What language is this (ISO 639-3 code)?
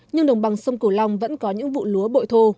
vie